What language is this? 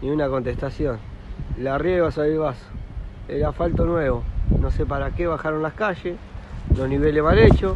Spanish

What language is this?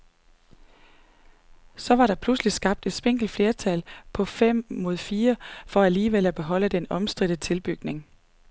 Danish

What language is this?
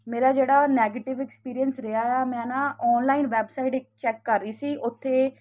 Punjabi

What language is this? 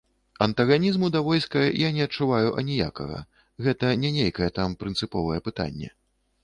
Belarusian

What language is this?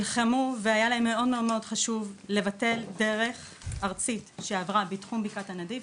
Hebrew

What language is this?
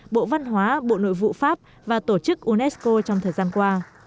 Vietnamese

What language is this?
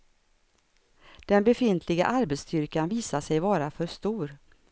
Swedish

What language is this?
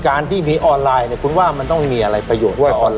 Thai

